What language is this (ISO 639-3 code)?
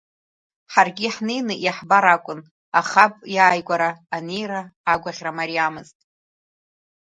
abk